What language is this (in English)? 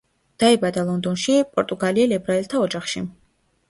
Georgian